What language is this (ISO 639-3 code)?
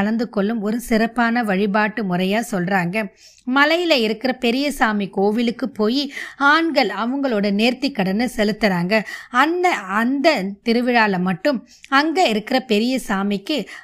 tam